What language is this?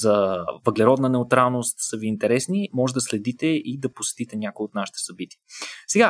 Bulgarian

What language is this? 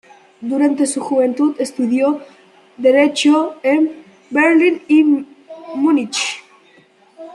Spanish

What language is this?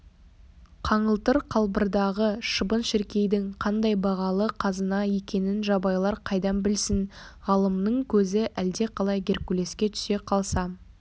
Kazakh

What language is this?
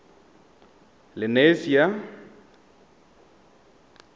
Tswana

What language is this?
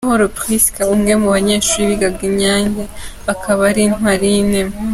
Kinyarwanda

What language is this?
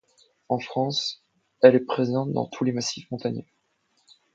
French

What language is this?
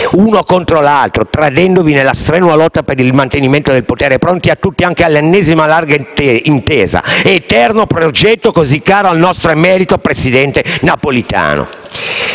Italian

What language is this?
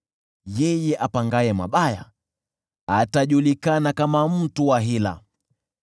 Swahili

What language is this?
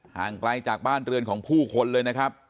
Thai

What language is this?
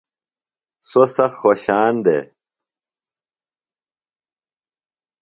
Phalura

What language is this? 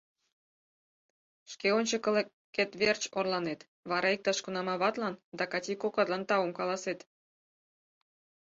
Mari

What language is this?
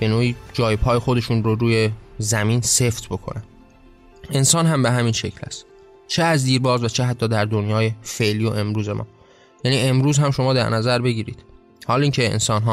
Persian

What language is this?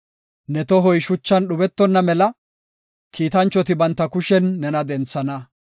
Gofa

